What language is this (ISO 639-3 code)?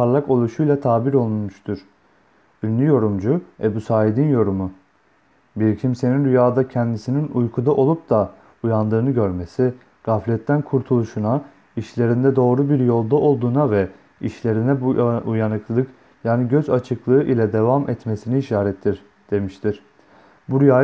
tur